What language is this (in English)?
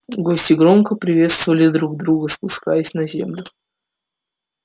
Russian